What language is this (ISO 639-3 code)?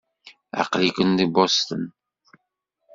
kab